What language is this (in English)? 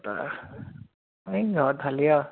Assamese